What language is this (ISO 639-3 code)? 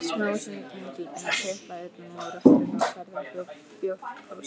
isl